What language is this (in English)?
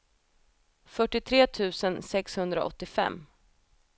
Swedish